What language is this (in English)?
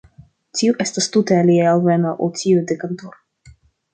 Esperanto